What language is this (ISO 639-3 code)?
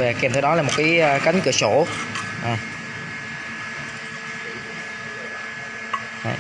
vie